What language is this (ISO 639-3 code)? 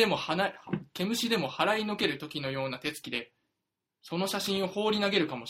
jpn